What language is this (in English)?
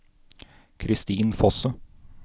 Norwegian